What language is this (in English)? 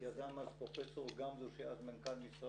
Hebrew